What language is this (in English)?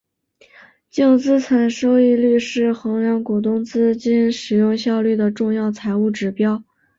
Chinese